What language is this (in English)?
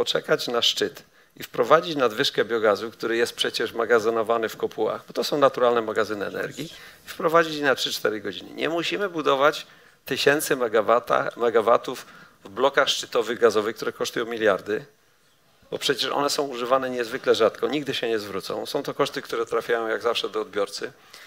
Polish